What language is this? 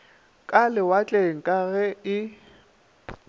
Northern Sotho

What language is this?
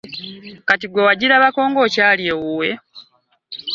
Ganda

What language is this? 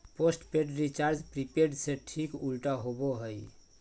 Magahi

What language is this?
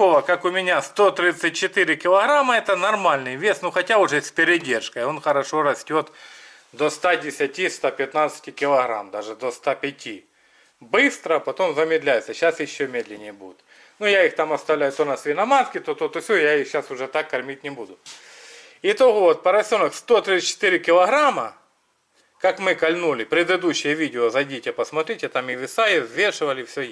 Russian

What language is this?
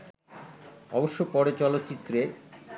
Bangla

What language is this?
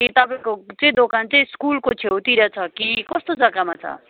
Nepali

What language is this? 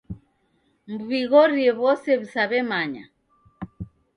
Taita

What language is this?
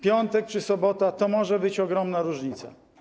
Polish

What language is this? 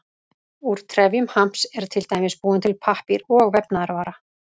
Icelandic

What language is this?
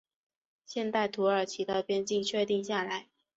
Chinese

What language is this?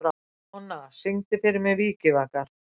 Icelandic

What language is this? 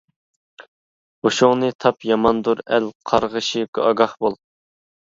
Uyghur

